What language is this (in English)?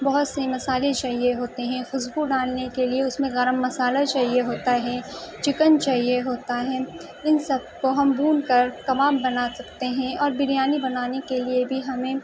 Urdu